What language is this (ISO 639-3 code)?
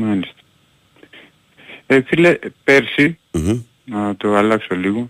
ell